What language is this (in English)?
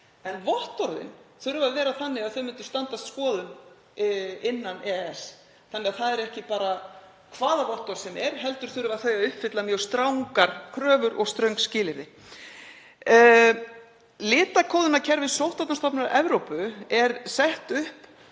Icelandic